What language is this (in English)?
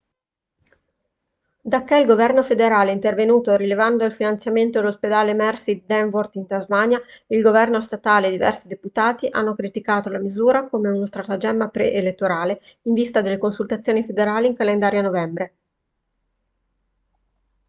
Italian